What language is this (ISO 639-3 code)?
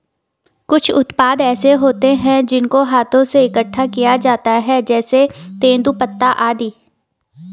hin